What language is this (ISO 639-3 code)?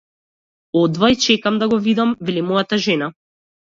mkd